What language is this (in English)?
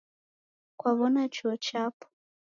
Taita